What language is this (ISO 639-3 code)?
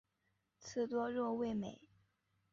zho